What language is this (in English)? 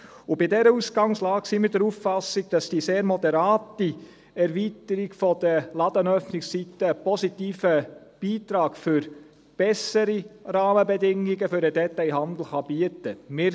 Swiss German